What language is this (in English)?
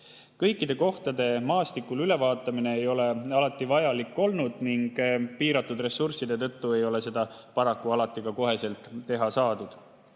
Estonian